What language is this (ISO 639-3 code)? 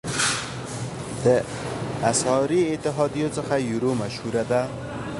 pus